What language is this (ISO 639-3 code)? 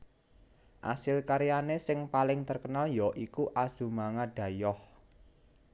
jav